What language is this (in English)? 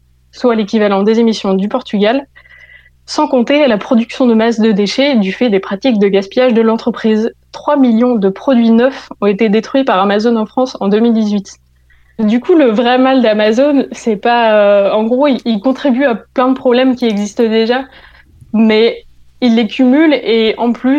French